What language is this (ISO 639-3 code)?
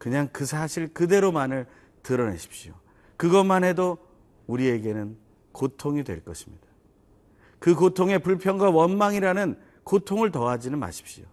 kor